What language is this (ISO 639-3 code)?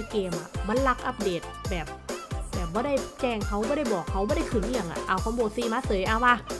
tha